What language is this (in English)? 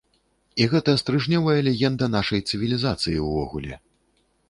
Belarusian